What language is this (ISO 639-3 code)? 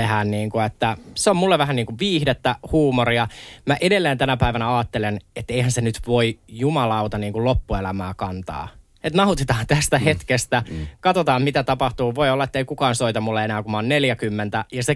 fin